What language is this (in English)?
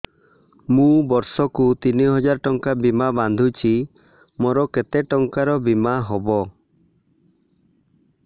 Odia